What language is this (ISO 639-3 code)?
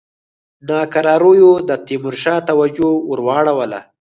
pus